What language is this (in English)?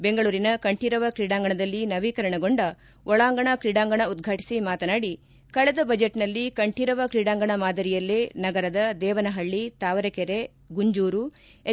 Kannada